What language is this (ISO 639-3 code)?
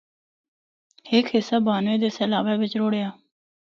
hno